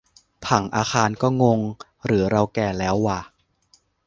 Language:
Thai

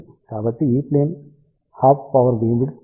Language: Telugu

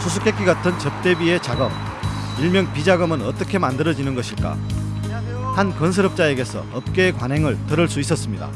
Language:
Korean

